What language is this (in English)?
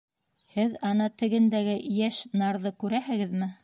Bashkir